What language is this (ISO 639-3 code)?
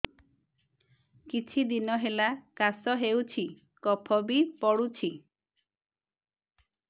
ori